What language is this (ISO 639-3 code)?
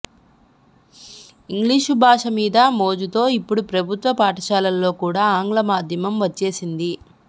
tel